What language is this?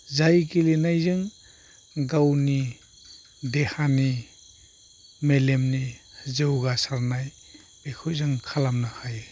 Bodo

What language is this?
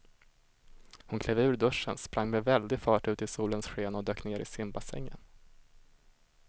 Swedish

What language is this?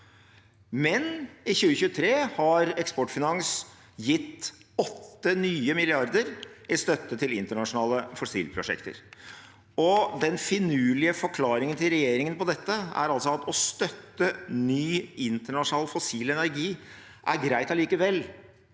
Norwegian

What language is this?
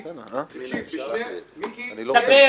Hebrew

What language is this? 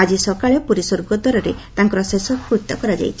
Odia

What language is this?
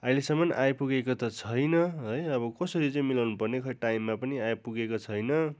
Nepali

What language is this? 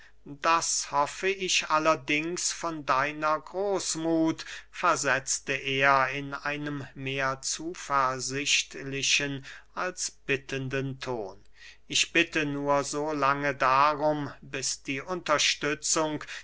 German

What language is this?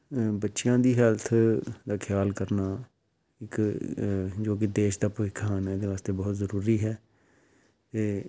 Punjabi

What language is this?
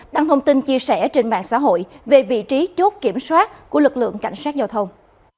Vietnamese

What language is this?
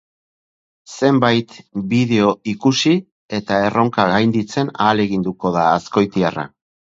Basque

